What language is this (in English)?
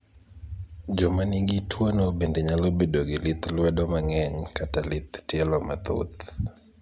Luo (Kenya and Tanzania)